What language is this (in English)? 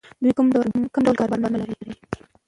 Pashto